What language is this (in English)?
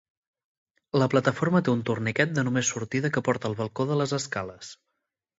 Catalan